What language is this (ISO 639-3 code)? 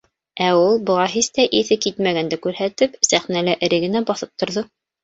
bak